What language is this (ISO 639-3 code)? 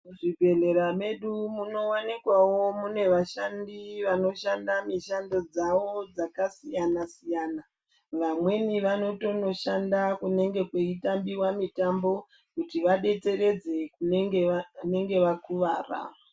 ndc